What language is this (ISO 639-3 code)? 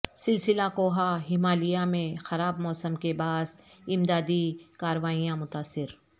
urd